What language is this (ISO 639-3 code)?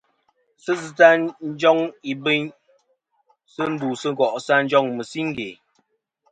bkm